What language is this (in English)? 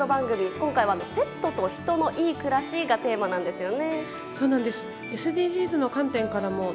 Japanese